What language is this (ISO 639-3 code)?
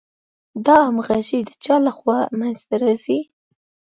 pus